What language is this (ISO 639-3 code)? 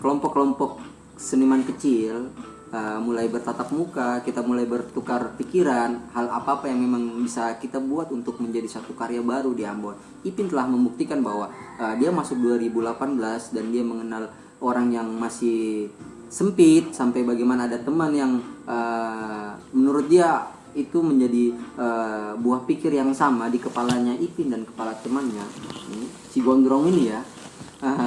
ind